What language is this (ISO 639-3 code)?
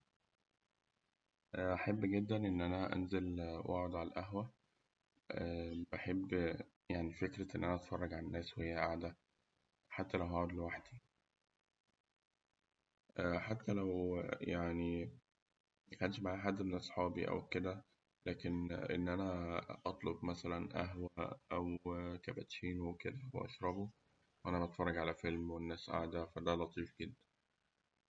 arz